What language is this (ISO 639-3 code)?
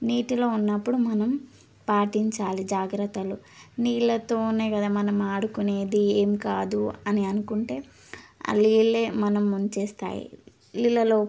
tel